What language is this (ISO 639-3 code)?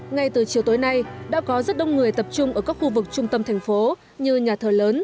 vie